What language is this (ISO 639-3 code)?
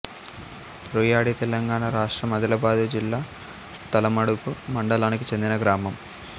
tel